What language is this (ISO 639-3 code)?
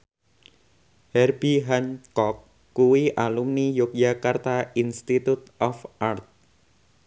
jav